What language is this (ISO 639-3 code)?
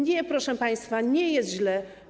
pol